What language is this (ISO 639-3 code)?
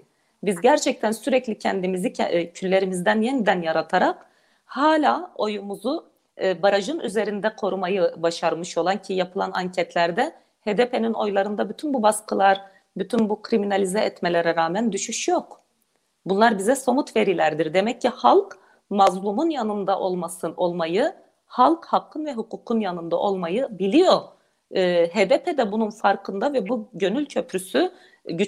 tur